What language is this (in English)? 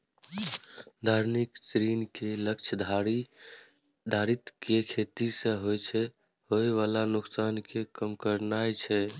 Maithili